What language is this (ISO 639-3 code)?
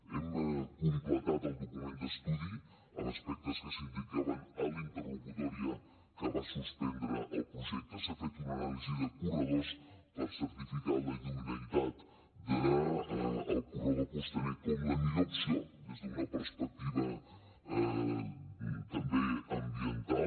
cat